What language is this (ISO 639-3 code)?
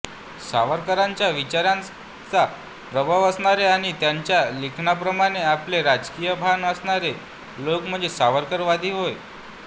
mar